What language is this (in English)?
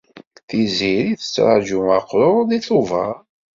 Kabyle